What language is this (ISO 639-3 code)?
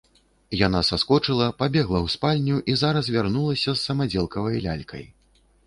bel